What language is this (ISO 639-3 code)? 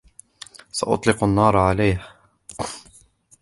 ara